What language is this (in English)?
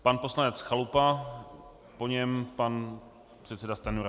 Czech